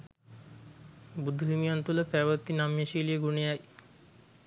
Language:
Sinhala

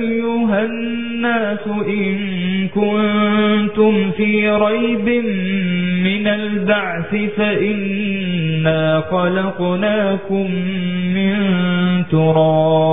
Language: Arabic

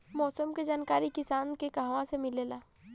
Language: Bhojpuri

